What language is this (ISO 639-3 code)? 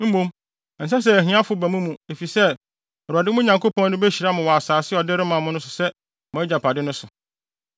aka